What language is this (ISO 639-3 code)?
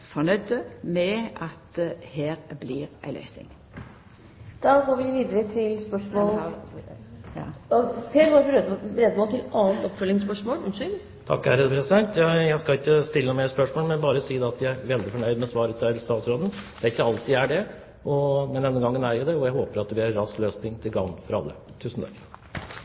nor